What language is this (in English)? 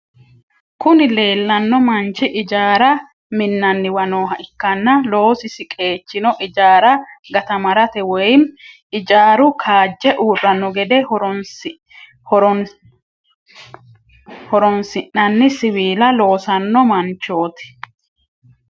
Sidamo